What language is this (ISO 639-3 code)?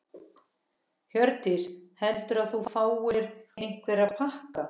isl